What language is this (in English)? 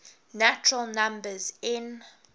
English